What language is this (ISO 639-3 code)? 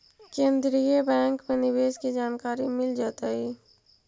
mag